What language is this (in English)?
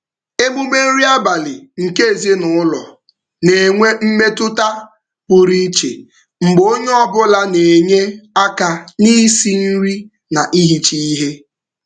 Igbo